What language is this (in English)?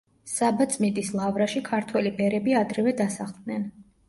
Georgian